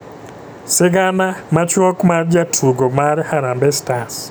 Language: Luo (Kenya and Tanzania)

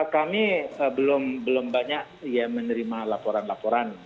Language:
Indonesian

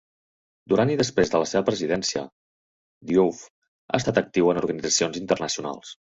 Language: Catalan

